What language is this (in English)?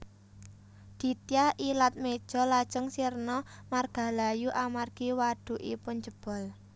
Javanese